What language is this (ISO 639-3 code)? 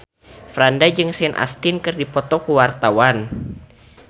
sun